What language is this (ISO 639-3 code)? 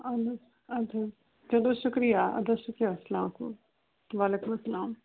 kas